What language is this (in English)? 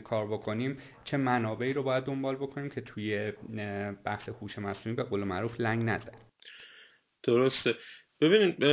Persian